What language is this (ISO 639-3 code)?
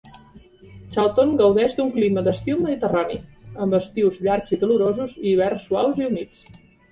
cat